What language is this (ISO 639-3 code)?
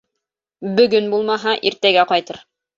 bak